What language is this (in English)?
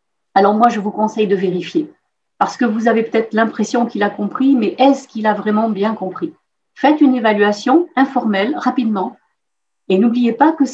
French